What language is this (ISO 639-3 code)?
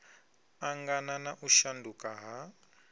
ven